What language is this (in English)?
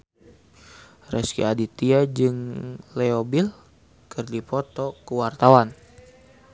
Sundanese